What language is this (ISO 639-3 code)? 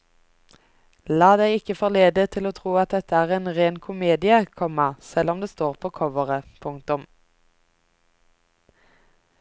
nor